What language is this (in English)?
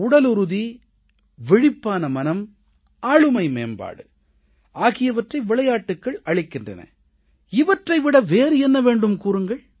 Tamil